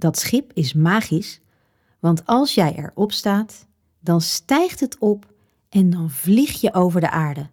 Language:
Dutch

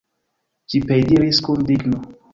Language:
Esperanto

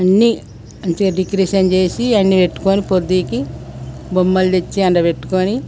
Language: Telugu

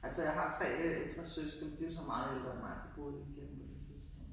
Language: Danish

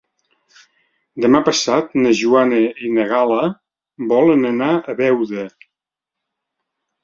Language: Catalan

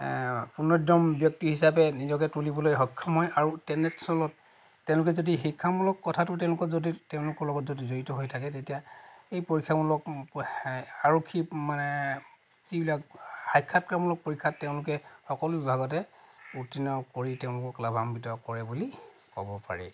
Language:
Assamese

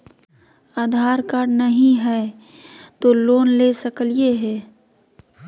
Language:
Magahi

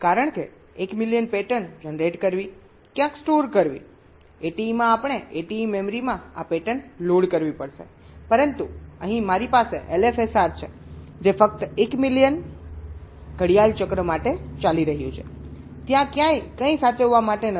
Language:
Gujarati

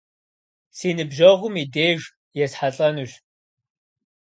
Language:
Kabardian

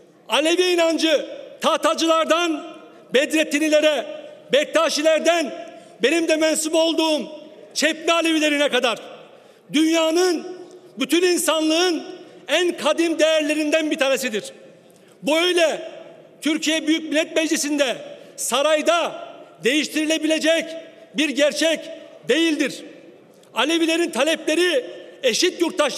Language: Turkish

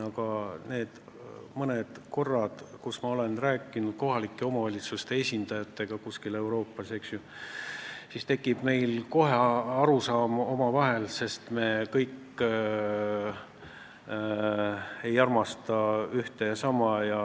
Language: Estonian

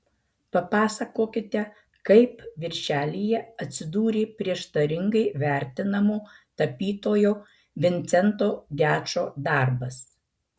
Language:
Lithuanian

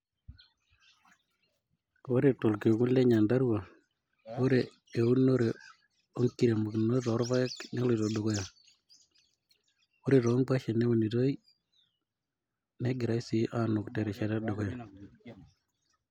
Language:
Masai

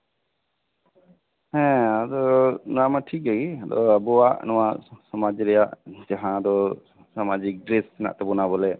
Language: Santali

